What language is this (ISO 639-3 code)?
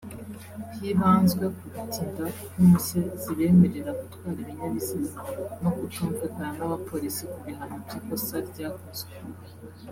kin